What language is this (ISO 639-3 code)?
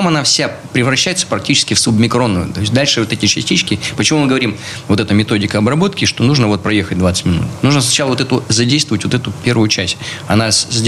rus